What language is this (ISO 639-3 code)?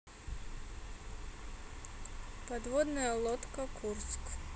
rus